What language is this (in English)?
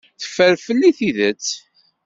Kabyle